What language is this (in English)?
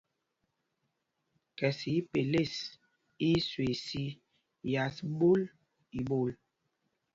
Mpumpong